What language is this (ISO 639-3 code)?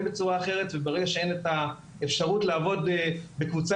heb